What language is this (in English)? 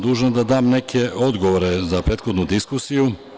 Serbian